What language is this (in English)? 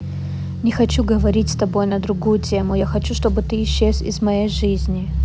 Russian